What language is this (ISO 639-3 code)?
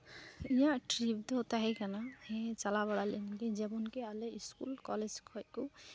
sat